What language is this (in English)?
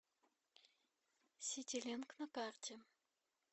Russian